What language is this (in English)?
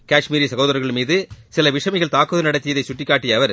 Tamil